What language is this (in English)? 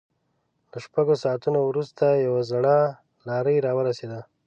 Pashto